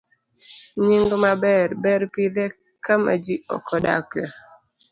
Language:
Luo (Kenya and Tanzania)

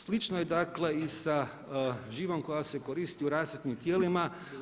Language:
Croatian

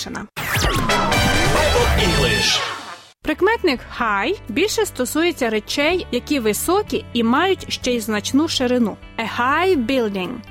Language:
Ukrainian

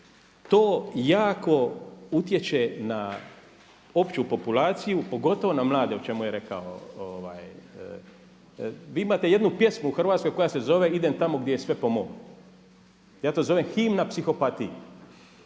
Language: Croatian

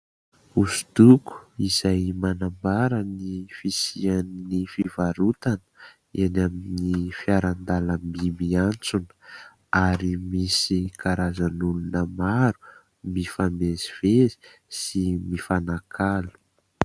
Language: Malagasy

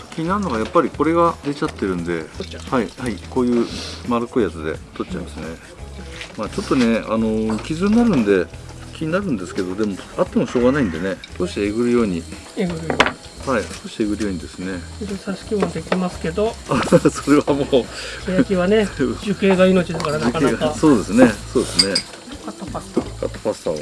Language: Japanese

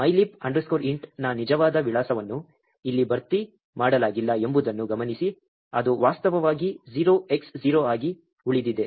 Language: Kannada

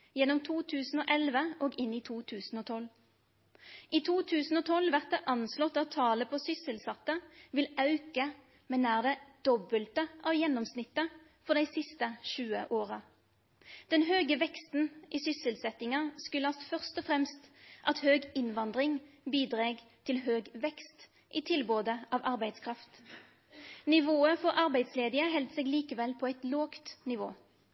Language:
Norwegian Nynorsk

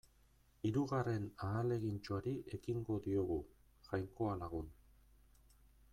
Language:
Basque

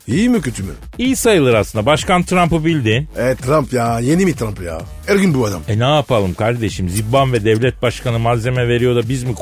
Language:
Turkish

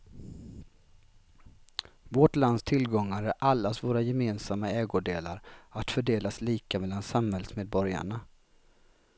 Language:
Swedish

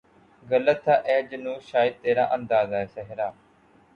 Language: Urdu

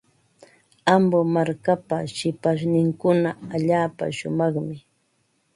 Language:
Ambo-Pasco Quechua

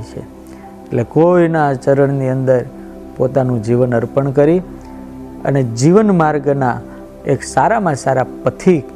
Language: Gujarati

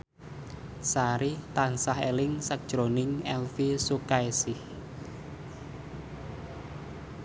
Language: Javanese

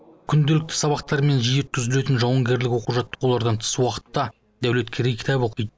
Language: Kazakh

